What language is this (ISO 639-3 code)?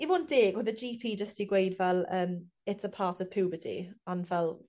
cym